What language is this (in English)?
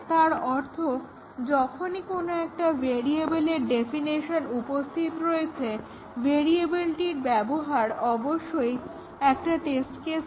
Bangla